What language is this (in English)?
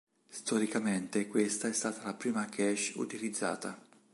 Italian